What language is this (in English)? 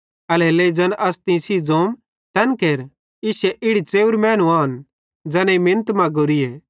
Bhadrawahi